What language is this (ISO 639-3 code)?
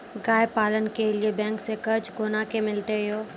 mai